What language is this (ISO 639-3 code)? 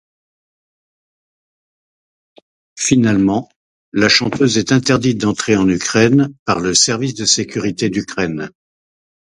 fra